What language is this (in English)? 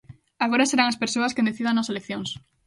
Galician